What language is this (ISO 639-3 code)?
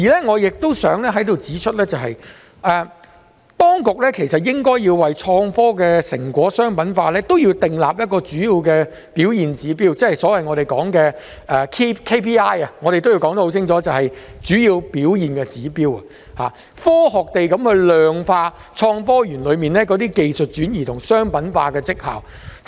yue